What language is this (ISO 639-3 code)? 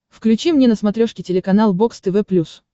rus